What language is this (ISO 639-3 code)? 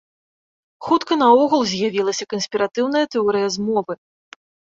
bel